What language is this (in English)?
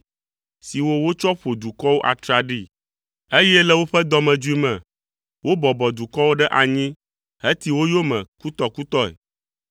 Ewe